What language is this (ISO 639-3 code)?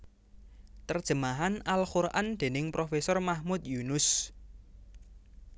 jav